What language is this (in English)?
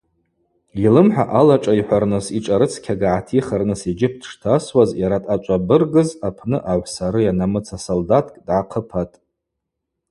Abaza